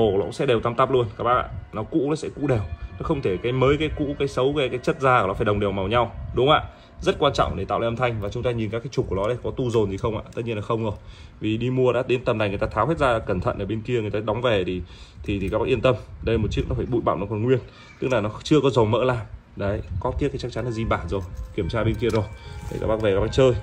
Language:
Vietnamese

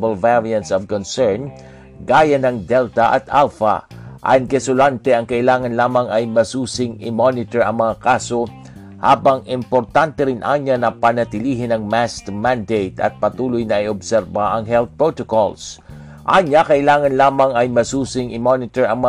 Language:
Filipino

